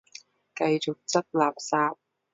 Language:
Cantonese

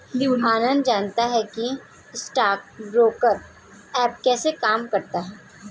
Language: Hindi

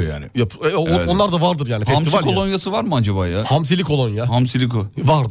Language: Turkish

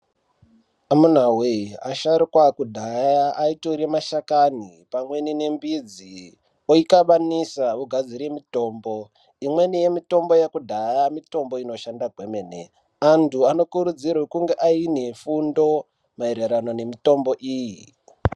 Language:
Ndau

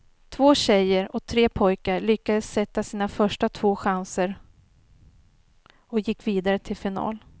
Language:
Swedish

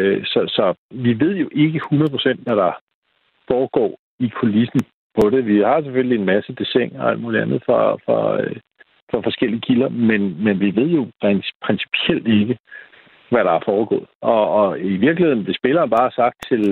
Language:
Danish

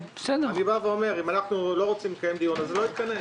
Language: Hebrew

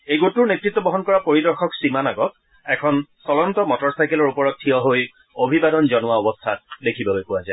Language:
Assamese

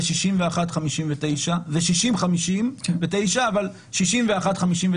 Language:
Hebrew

